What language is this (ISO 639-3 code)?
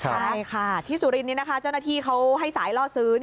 tha